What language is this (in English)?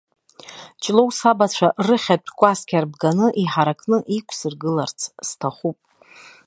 Abkhazian